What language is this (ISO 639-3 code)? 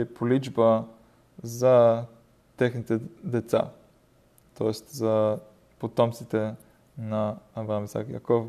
bul